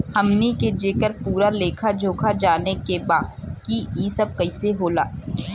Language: Bhojpuri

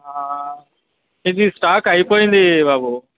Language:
Telugu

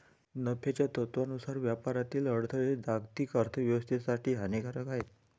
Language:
Marathi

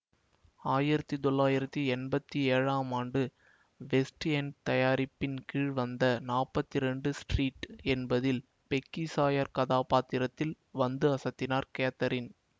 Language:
Tamil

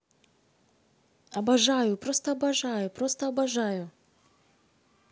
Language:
Russian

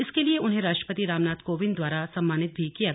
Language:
Hindi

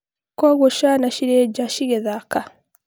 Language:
Kikuyu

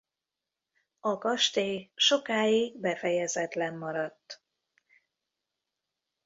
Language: Hungarian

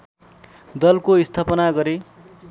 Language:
Nepali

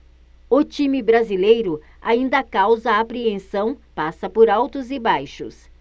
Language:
Portuguese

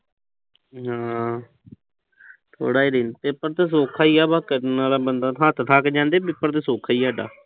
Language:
Punjabi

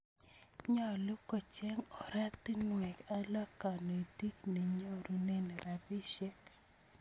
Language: Kalenjin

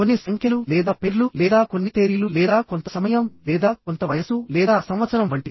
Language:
Telugu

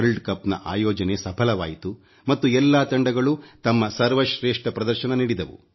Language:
Kannada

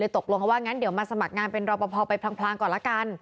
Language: Thai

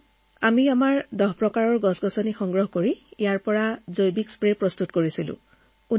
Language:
Assamese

